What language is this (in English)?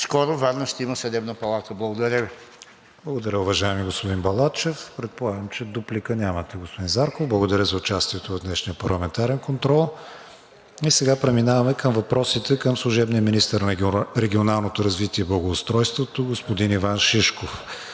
Bulgarian